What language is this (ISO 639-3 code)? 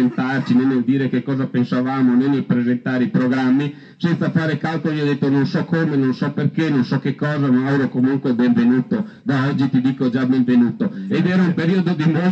ita